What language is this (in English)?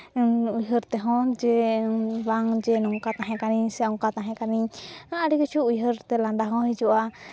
Santali